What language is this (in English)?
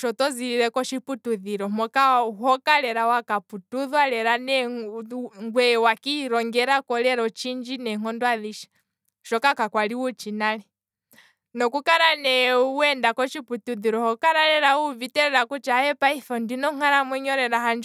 Kwambi